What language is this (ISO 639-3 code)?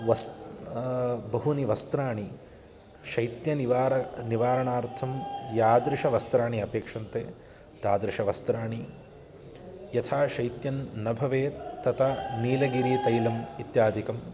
san